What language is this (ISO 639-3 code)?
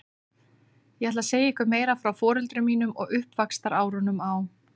isl